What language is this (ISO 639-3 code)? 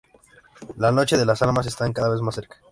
spa